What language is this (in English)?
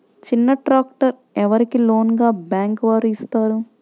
Telugu